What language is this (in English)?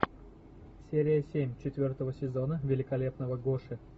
Russian